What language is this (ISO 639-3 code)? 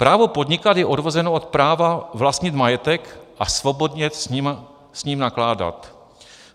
ces